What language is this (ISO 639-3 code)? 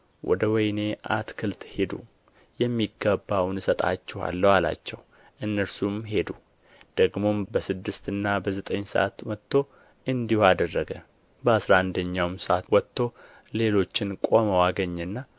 amh